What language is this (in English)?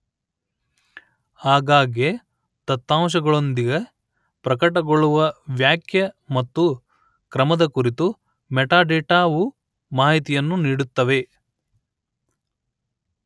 Kannada